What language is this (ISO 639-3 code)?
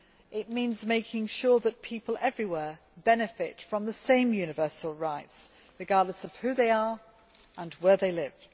eng